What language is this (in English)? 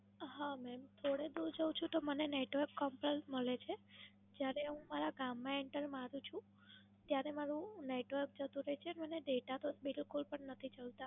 Gujarati